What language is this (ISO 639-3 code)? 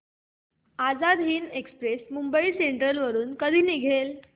mar